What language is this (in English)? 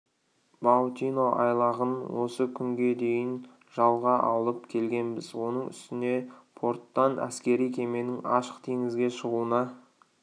Kazakh